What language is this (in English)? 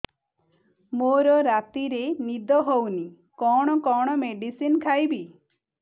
Odia